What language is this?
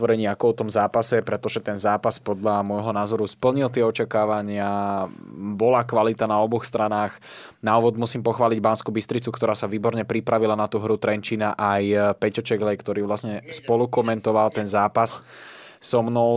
Slovak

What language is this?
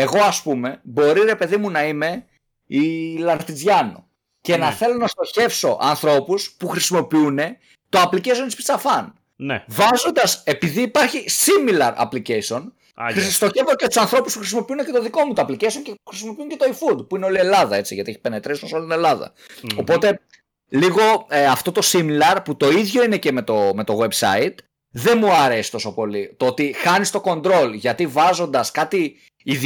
Greek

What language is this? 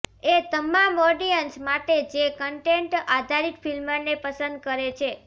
Gujarati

